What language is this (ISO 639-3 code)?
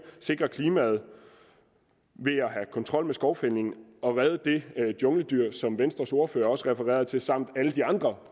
dan